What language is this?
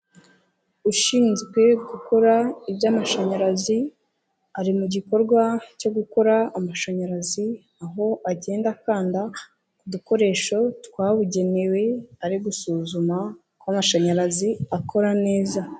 Kinyarwanda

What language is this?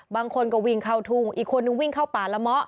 Thai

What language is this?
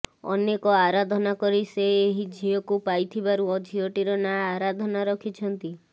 Odia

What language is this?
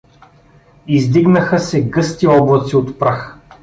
Bulgarian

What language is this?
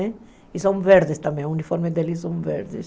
Portuguese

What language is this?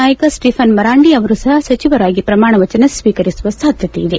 Kannada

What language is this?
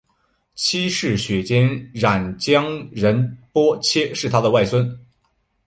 Chinese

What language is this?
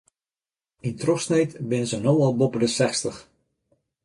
Western Frisian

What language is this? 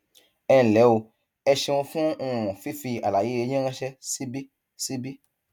Yoruba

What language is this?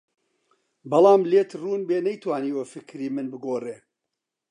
Central Kurdish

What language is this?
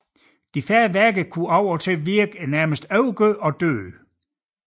Danish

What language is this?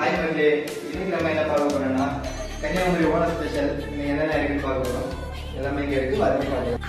Tamil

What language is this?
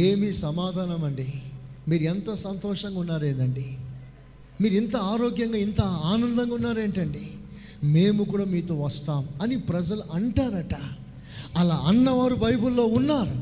Telugu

